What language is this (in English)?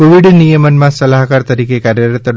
Gujarati